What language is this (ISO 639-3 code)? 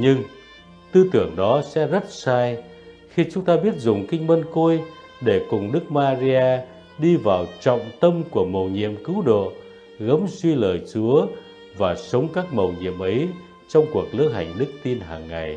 vie